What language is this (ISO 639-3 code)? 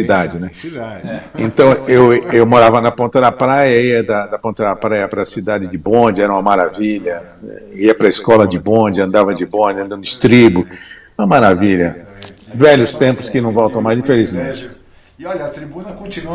por